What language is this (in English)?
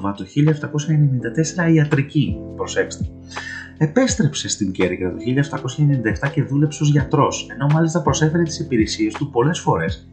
Greek